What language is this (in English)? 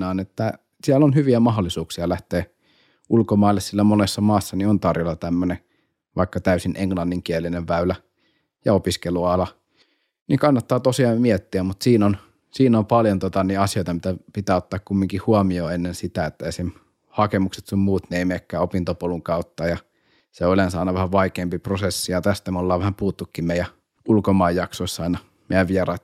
Finnish